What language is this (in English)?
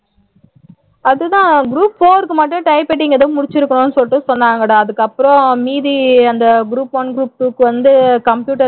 Tamil